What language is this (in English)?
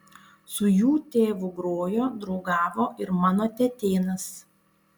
Lithuanian